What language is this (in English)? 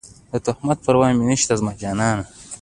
Pashto